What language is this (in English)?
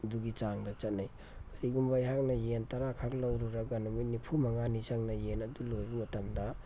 Manipuri